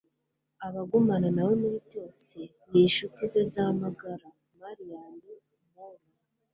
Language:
Kinyarwanda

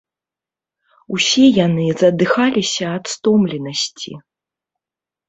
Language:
Belarusian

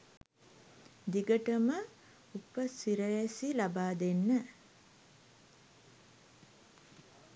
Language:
Sinhala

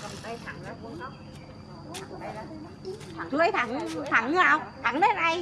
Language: Vietnamese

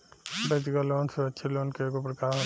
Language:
Bhojpuri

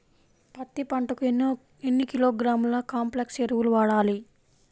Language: Telugu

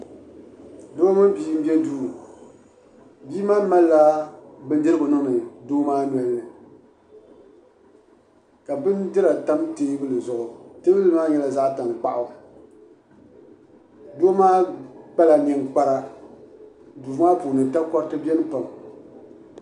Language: Dagbani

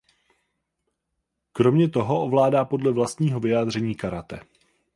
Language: Czech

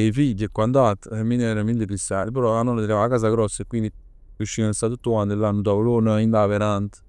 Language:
Neapolitan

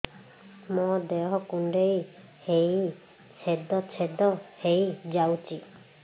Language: Odia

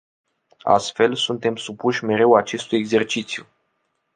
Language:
Romanian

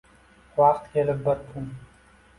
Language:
Uzbek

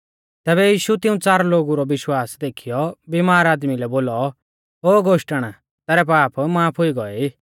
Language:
Mahasu Pahari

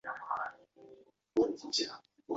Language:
Chinese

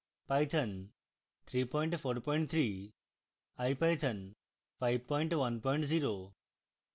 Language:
Bangla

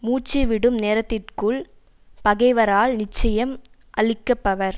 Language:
Tamil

